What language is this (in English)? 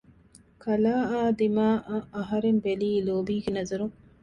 Divehi